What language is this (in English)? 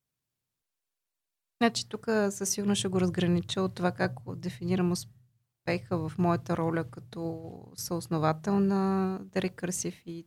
Bulgarian